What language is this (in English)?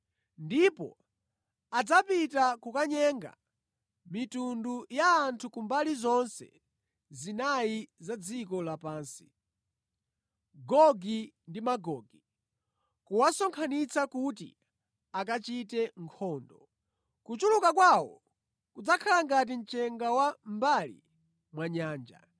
Nyanja